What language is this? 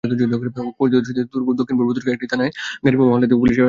Bangla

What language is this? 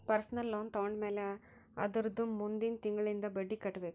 Kannada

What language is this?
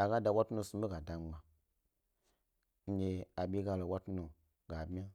Gbari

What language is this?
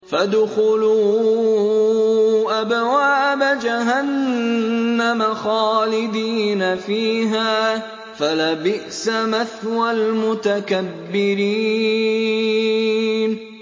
Arabic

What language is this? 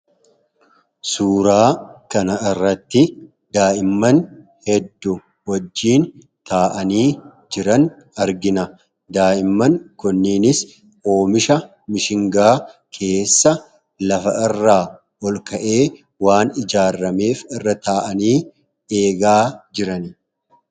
Oromo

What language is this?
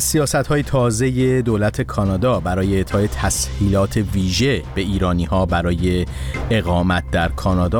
Persian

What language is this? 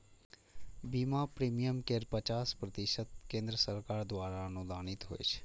Maithili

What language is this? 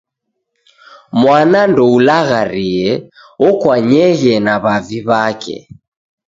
Taita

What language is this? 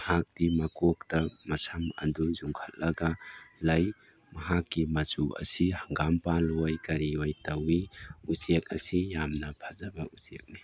Manipuri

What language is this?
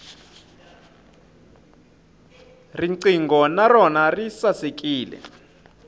Tsonga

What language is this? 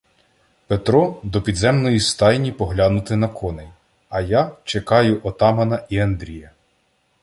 Ukrainian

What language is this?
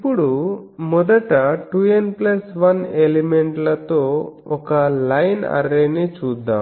Telugu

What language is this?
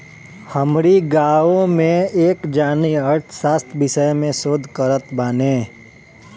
Bhojpuri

